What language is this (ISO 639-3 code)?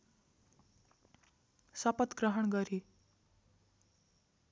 nep